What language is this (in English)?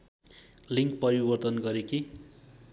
Nepali